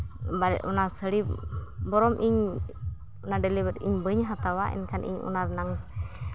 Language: Santali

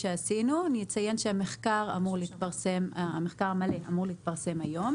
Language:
Hebrew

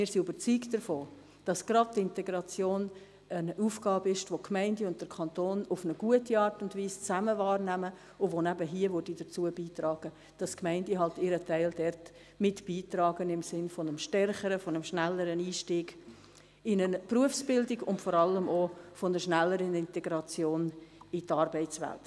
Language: Swiss German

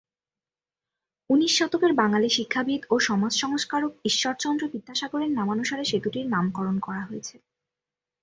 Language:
Bangla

